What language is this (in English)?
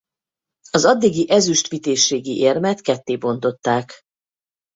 Hungarian